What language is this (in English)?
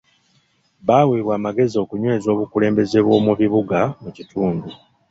Ganda